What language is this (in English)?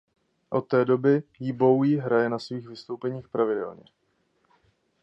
Czech